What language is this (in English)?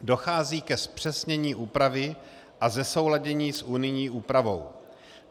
Czech